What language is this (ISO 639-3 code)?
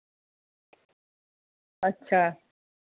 doi